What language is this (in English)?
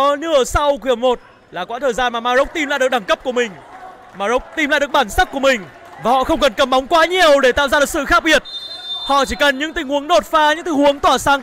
Vietnamese